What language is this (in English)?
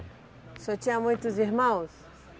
Portuguese